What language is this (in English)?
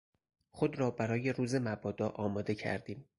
Persian